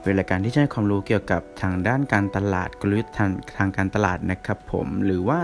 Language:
Thai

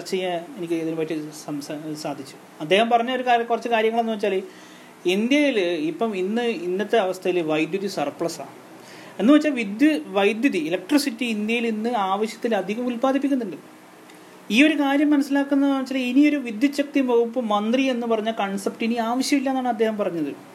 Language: Malayalam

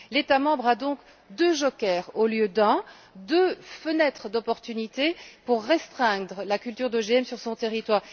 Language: French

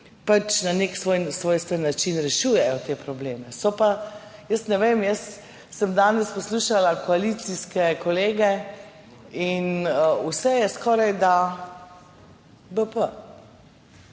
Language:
Slovenian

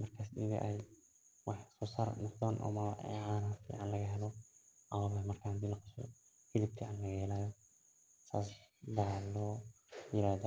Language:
Somali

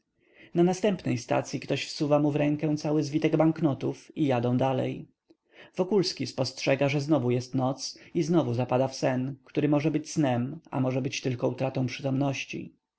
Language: Polish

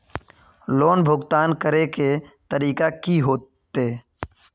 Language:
Magahi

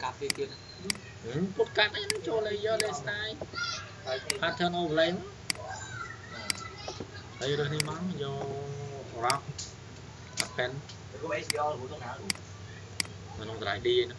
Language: Vietnamese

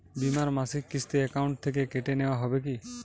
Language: Bangla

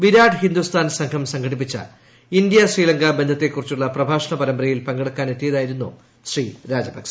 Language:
Malayalam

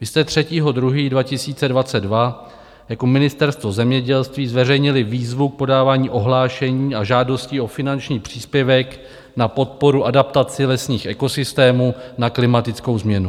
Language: Czech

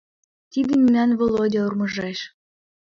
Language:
Mari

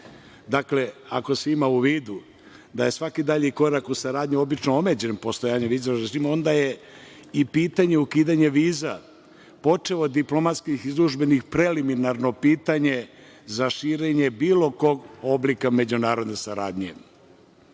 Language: Serbian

